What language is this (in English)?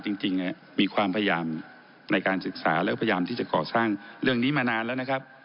Thai